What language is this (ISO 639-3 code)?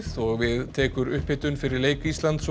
isl